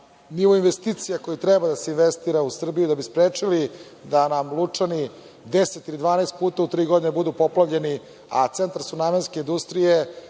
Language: Serbian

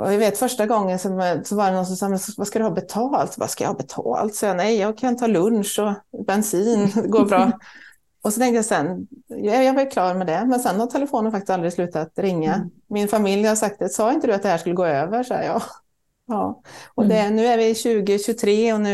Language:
Swedish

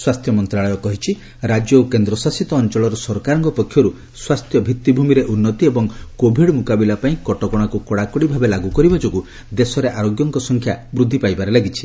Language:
Odia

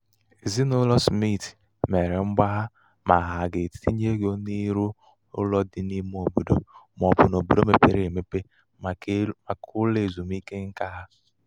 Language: Igbo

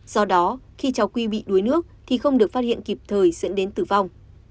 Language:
Vietnamese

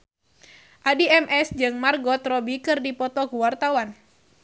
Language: Sundanese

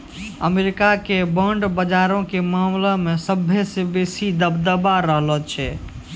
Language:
Maithili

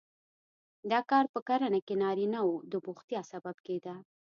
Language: Pashto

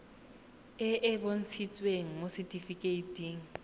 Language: Tswana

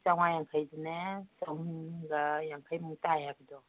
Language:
Manipuri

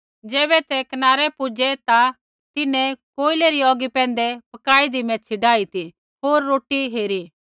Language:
Kullu Pahari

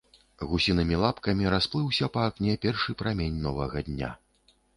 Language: Belarusian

